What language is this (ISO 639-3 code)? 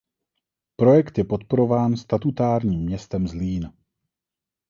ces